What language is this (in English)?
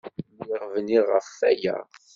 Kabyle